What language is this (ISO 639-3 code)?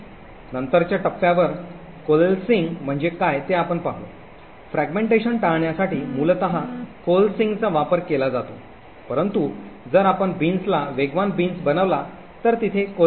mar